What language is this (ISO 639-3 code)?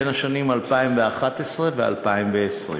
heb